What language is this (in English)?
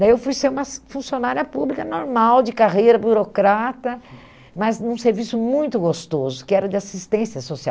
Portuguese